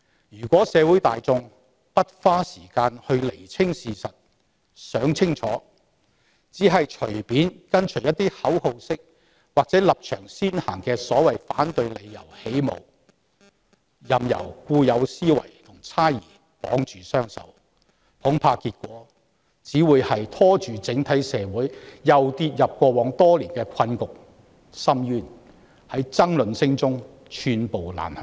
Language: Cantonese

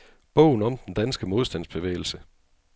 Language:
Danish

